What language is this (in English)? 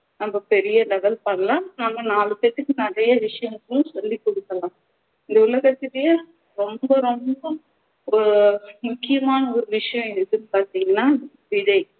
Tamil